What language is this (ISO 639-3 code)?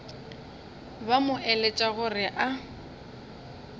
nso